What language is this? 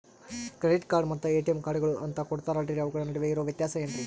Kannada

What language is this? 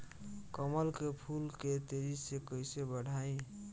Bhojpuri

